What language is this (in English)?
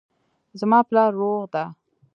Pashto